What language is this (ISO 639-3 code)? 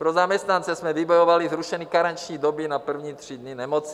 ces